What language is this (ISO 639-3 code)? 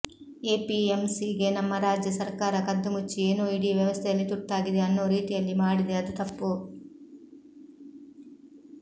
kan